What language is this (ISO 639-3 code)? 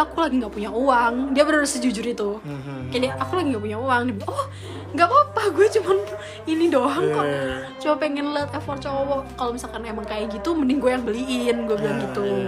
ind